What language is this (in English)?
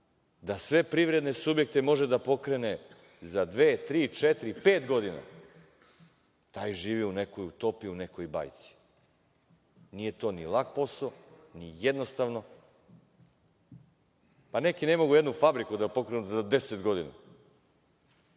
Serbian